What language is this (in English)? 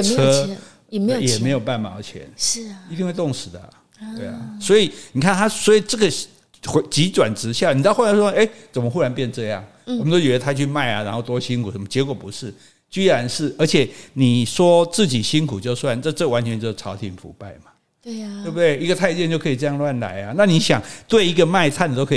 Chinese